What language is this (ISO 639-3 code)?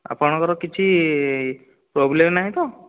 ori